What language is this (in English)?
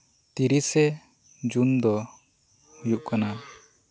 Santali